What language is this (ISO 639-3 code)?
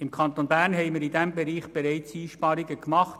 gsw